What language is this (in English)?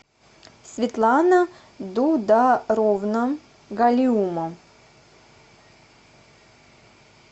Russian